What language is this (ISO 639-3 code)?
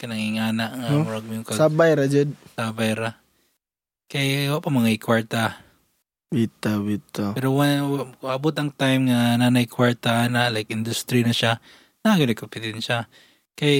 fil